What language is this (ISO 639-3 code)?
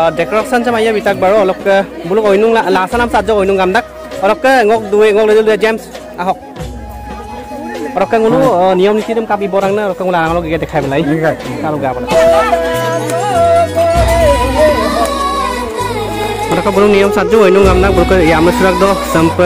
ind